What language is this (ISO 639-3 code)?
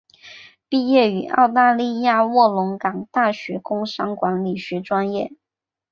zho